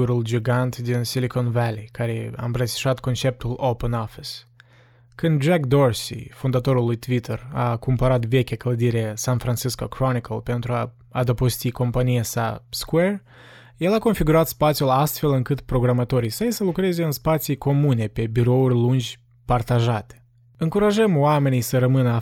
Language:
Romanian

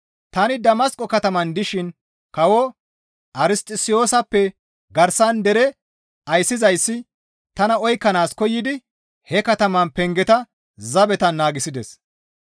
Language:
Gamo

